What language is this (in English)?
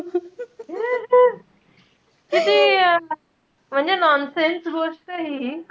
Marathi